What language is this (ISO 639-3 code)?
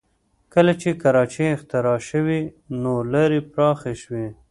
pus